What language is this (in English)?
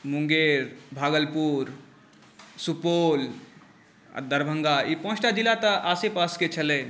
Maithili